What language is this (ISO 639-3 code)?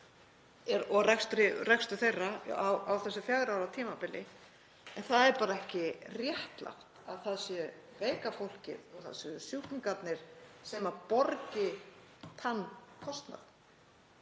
isl